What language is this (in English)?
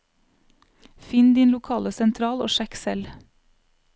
Norwegian